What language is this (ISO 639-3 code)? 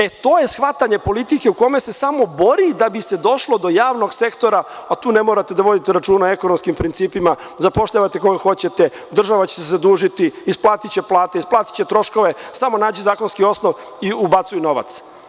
srp